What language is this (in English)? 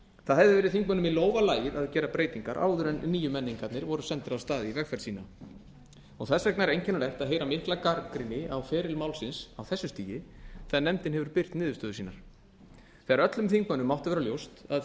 Icelandic